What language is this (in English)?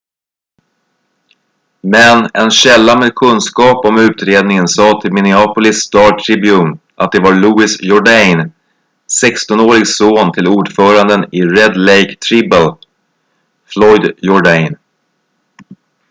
Swedish